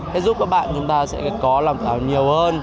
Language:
Vietnamese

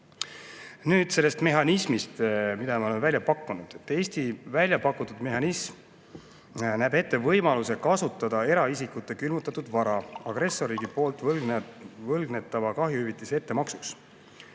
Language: Estonian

